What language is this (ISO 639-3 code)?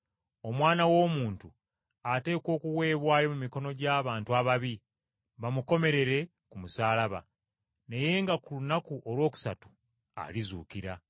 lug